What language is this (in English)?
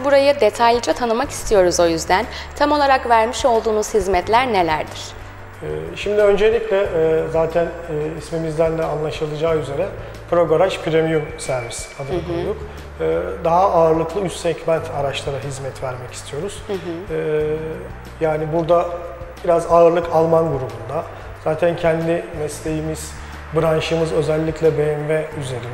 Turkish